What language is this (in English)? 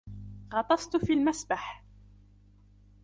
Arabic